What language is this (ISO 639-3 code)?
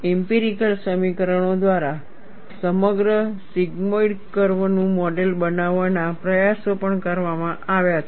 guj